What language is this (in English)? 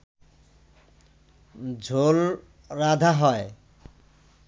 Bangla